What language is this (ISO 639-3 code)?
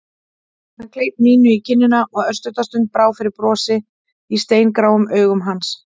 isl